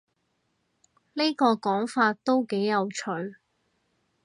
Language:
Cantonese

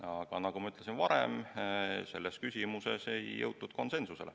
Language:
Estonian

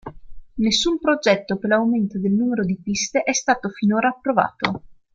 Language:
Italian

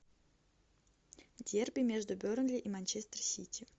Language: Russian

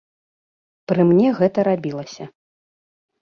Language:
Belarusian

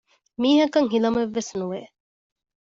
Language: Divehi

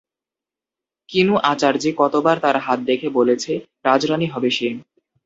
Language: Bangla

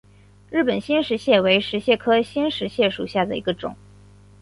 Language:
Chinese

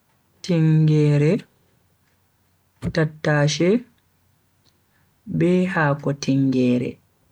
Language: Bagirmi Fulfulde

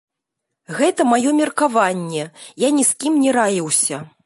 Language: Belarusian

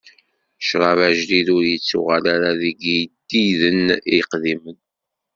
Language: Kabyle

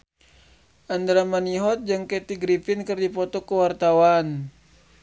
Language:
Sundanese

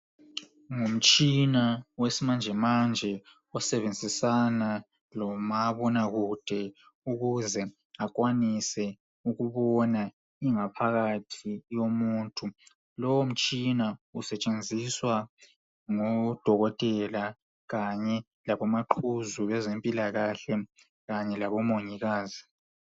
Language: North Ndebele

